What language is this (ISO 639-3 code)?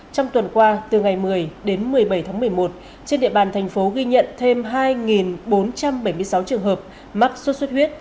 vie